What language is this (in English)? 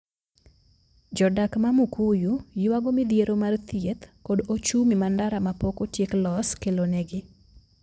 Luo (Kenya and Tanzania)